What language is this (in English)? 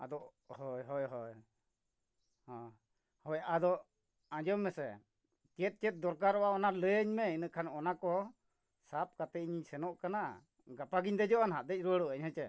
Santali